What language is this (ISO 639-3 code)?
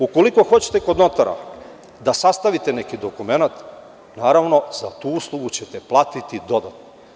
srp